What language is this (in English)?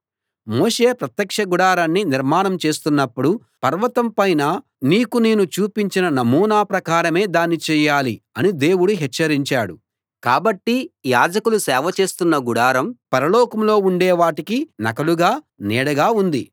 Telugu